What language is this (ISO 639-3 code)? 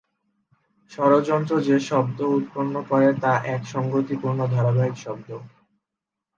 ben